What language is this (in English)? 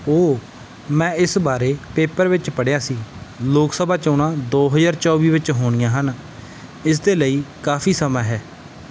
Punjabi